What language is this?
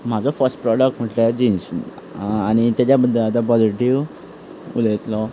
Konkani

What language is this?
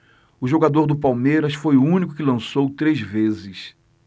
Portuguese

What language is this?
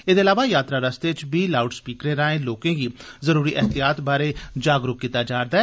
Dogri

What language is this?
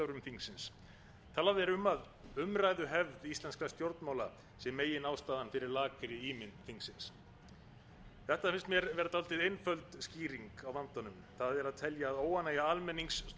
Icelandic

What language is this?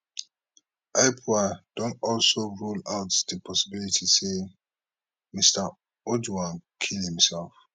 Nigerian Pidgin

